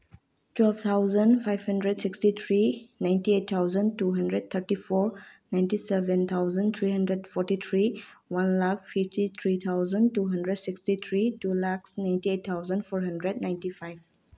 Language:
Manipuri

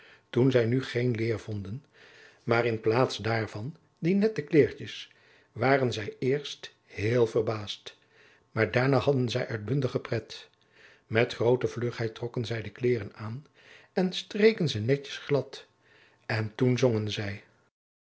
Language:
Dutch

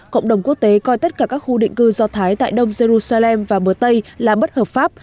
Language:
Vietnamese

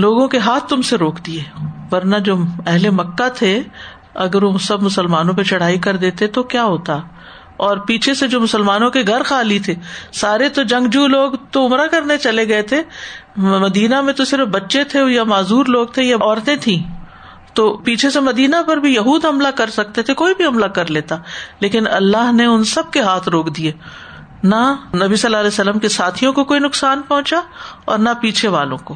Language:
Urdu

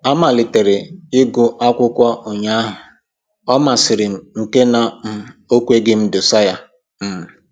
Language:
Igbo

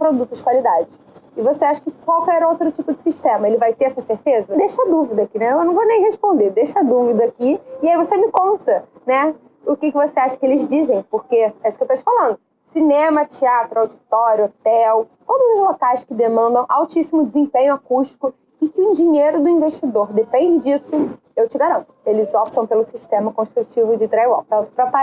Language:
Portuguese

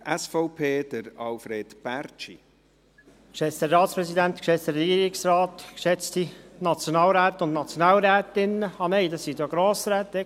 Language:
Swiss German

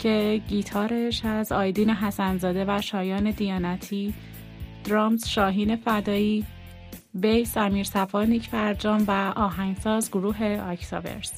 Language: Persian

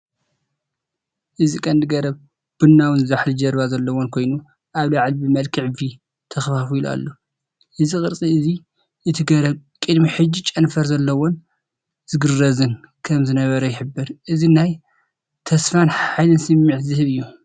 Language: Tigrinya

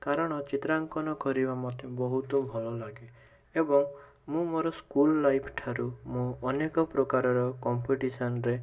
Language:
Odia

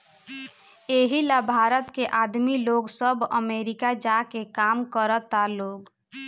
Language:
Bhojpuri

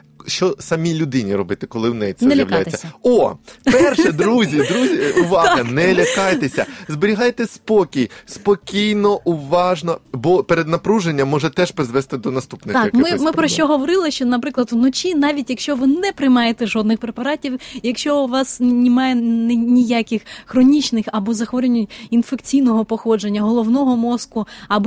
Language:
Ukrainian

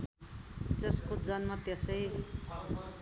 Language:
Nepali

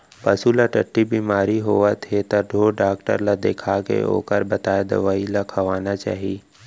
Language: Chhattisgarhi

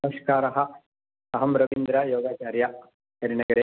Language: Sanskrit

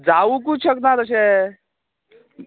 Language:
Konkani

